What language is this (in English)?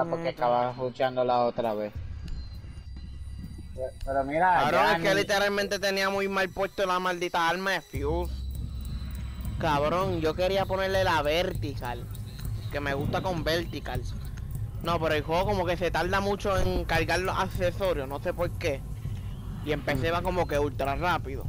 Spanish